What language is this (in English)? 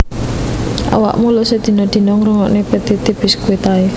Javanese